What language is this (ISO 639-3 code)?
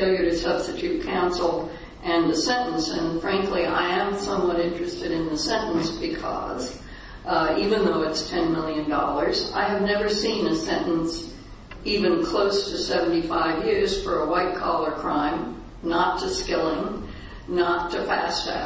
eng